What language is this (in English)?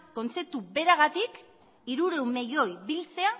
Basque